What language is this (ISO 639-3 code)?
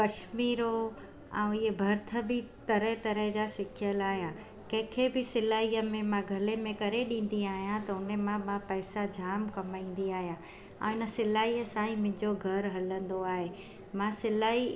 snd